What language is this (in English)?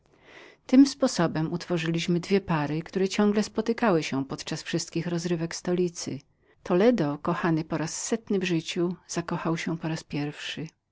Polish